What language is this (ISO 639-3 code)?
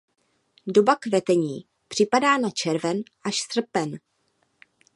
ces